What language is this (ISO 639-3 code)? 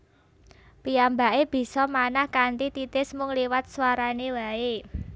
jav